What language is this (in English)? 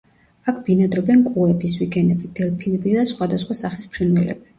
Georgian